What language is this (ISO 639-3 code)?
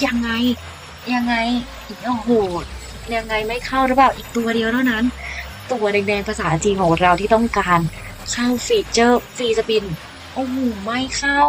tha